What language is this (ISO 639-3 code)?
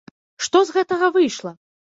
bel